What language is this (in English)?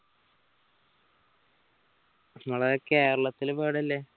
Malayalam